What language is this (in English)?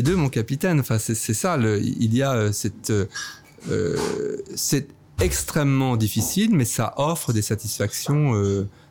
French